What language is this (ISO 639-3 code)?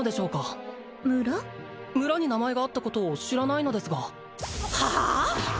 jpn